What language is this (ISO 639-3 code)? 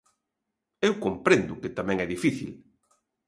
glg